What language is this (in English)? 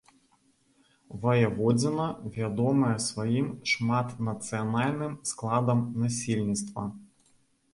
Belarusian